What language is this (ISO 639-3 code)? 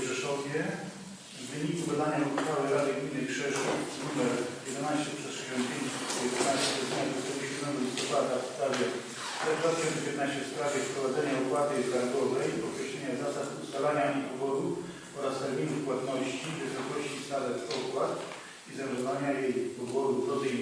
pol